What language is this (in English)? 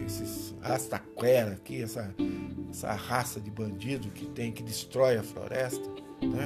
Portuguese